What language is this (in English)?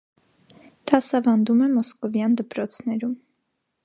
Armenian